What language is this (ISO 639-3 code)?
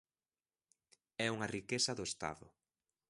glg